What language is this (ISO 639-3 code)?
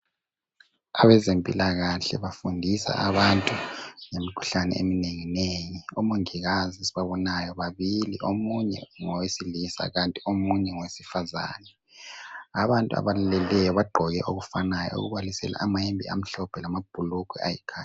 nde